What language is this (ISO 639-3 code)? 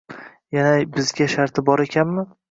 uzb